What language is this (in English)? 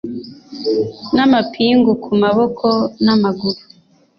Kinyarwanda